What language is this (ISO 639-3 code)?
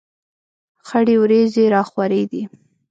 pus